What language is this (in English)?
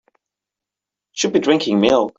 English